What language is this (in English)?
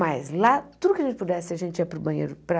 Portuguese